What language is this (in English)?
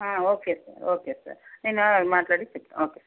Telugu